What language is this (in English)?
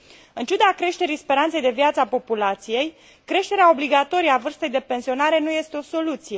Romanian